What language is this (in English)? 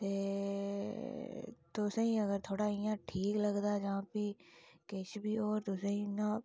Dogri